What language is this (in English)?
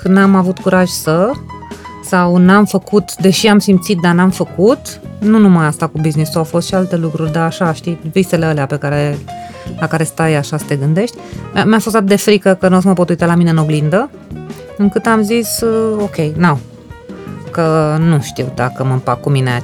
Romanian